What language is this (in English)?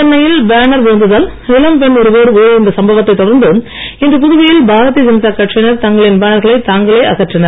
Tamil